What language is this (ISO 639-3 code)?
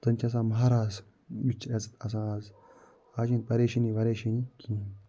kas